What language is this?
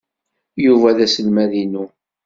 Kabyle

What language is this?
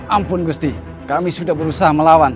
Indonesian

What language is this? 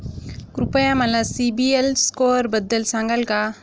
Marathi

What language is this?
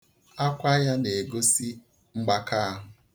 Igbo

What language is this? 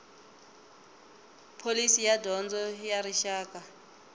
Tsonga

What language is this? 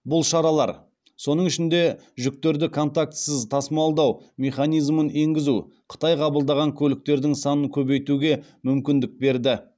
Kazakh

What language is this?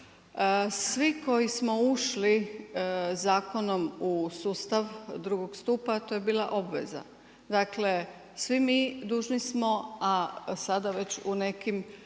Croatian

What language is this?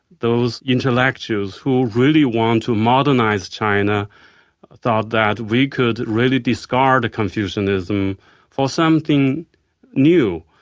English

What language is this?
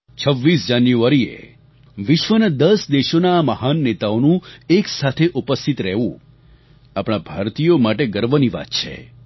Gujarati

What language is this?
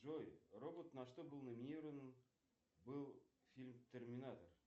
Russian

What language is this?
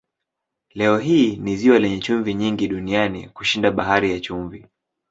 Swahili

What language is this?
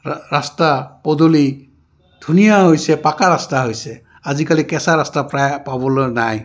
Assamese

